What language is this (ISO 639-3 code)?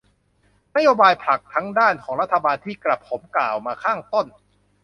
tha